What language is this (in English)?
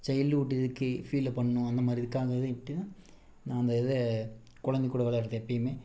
Tamil